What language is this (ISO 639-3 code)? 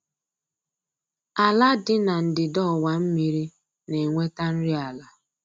ibo